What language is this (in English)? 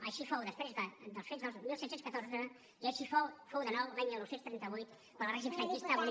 Catalan